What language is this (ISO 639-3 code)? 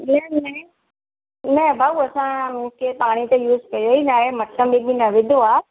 snd